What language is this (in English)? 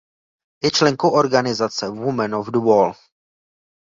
Czech